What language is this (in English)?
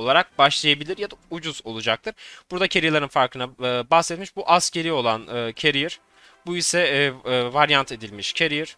Turkish